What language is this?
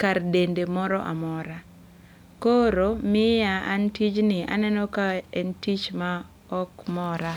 Luo (Kenya and Tanzania)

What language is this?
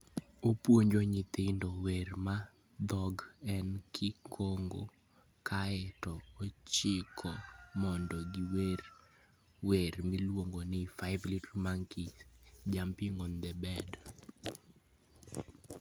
Luo (Kenya and Tanzania)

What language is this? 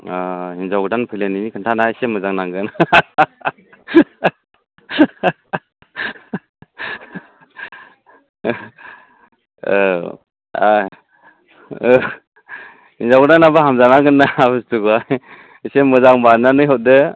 Bodo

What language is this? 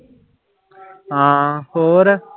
Punjabi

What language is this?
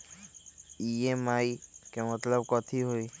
Magahi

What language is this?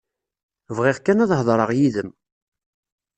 Kabyle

